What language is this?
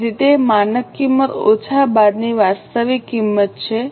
Gujarati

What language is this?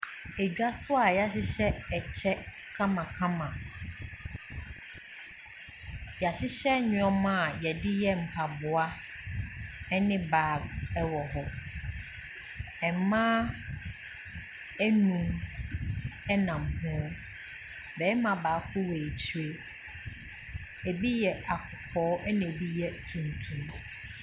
Akan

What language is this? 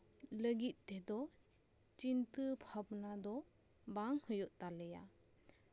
Santali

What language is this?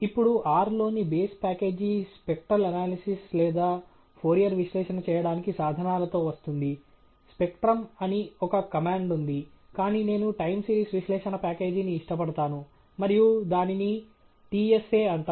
Telugu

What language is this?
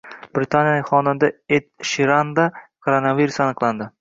Uzbek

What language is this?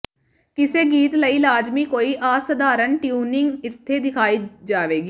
Punjabi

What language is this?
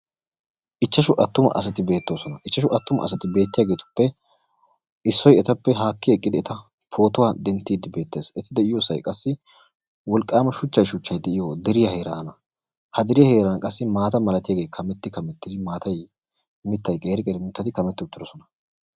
Wolaytta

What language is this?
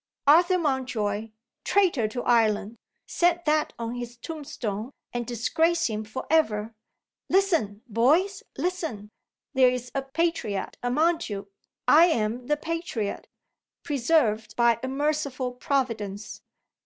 English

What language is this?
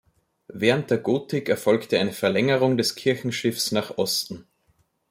German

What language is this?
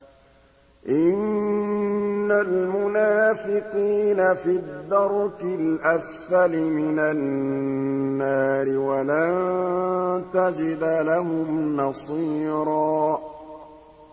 Arabic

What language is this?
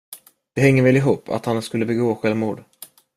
Swedish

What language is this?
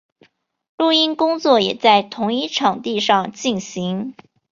Chinese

